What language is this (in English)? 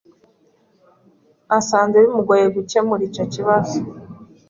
Kinyarwanda